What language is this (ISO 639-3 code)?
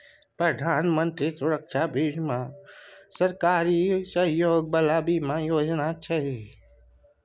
mai